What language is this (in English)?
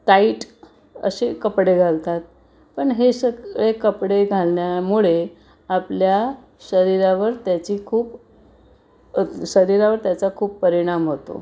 Marathi